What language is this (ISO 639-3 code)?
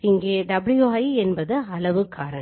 tam